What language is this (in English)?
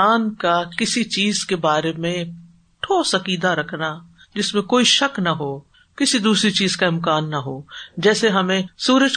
Urdu